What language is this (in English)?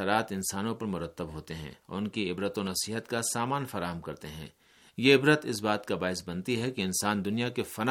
Urdu